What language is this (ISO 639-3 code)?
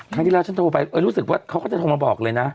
tha